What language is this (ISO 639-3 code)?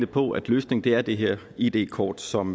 dan